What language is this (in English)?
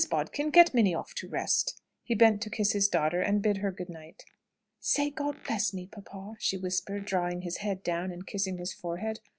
English